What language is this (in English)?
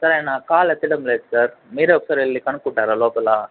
Telugu